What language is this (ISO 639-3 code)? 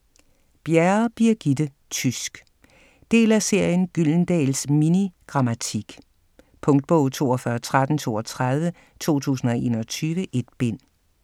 dan